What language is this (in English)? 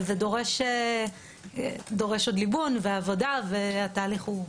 Hebrew